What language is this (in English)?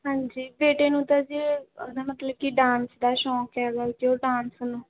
Punjabi